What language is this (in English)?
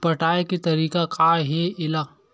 Chhattisgarhi